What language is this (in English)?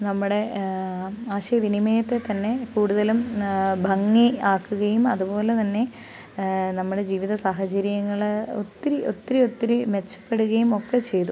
Malayalam